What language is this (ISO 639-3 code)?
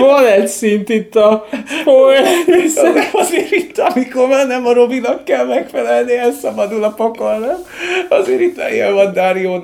hun